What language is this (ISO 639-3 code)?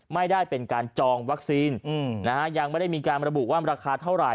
tha